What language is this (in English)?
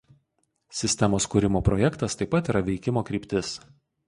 Lithuanian